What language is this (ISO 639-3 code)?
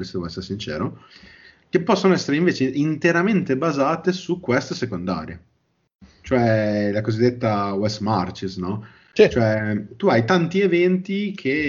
ita